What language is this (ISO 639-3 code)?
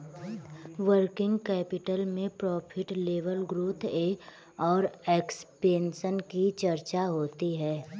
hin